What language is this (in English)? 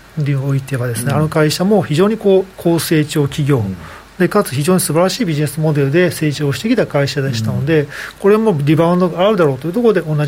Japanese